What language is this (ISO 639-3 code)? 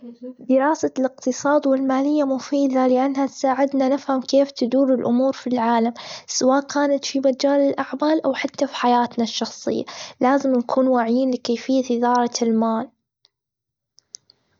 afb